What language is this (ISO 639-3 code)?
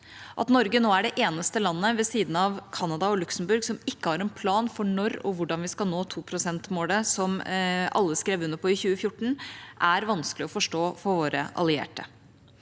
nor